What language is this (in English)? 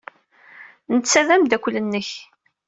Kabyle